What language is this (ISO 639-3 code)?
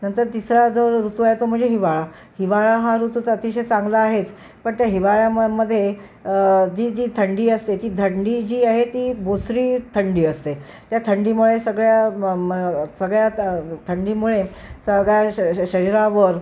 mar